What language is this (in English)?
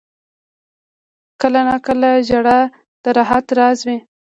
Pashto